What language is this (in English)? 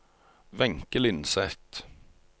Norwegian